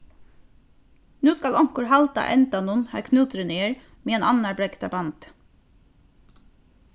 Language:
Faroese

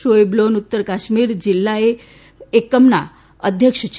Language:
Gujarati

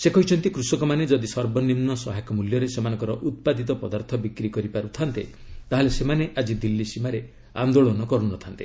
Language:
Odia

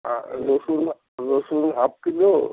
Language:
Bangla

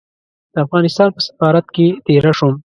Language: Pashto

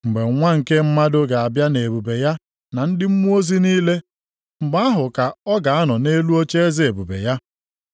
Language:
Igbo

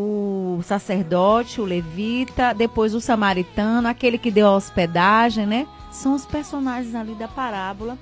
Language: Portuguese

